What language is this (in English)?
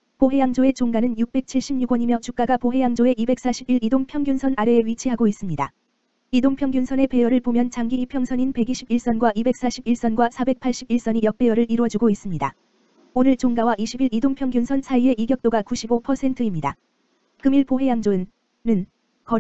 Korean